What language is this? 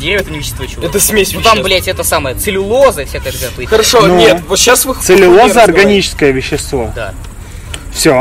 Russian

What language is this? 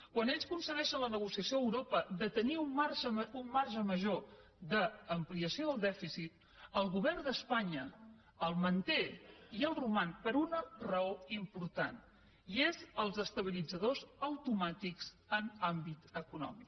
Catalan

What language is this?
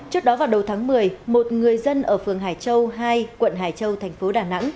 Vietnamese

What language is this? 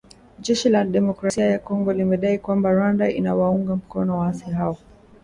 Swahili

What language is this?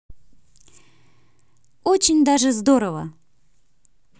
Russian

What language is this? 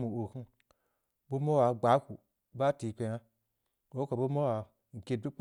Samba Leko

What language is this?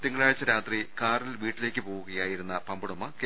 Malayalam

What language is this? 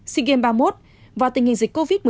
Vietnamese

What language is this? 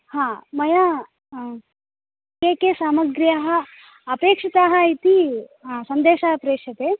Sanskrit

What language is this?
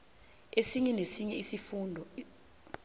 South Ndebele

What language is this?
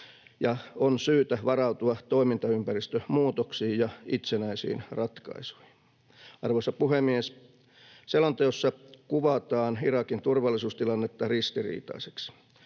Finnish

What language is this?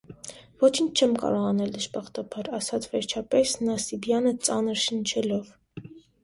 Armenian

